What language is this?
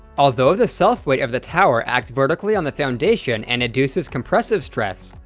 English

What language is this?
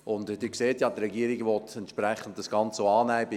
Swiss German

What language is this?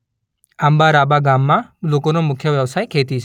Gujarati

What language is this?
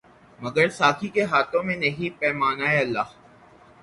Urdu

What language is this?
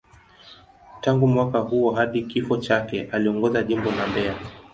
Swahili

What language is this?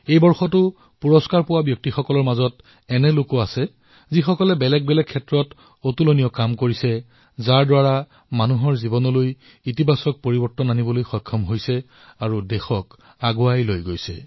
Assamese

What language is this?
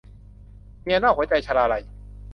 Thai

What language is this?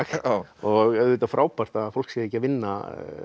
Icelandic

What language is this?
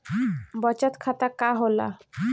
Bhojpuri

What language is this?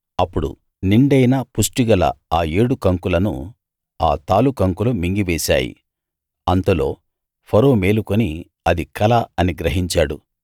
Telugu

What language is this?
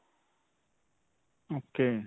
Punjabi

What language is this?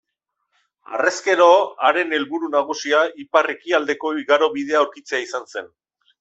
Basque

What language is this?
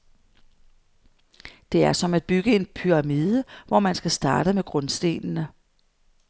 Danish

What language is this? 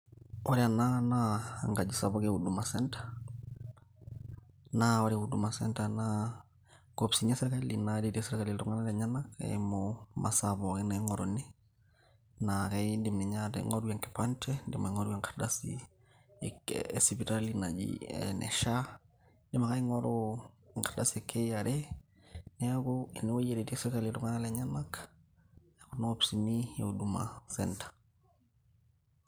Masai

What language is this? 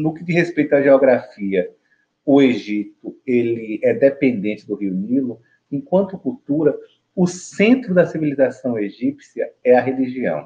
Portuguese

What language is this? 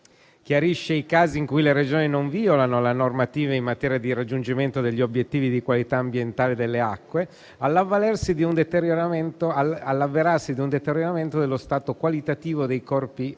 Italian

